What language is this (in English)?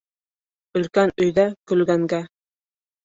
Bashkir